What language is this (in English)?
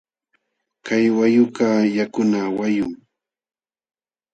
Jauja Wanca Quechua